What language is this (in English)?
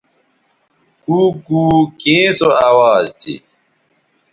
Bateri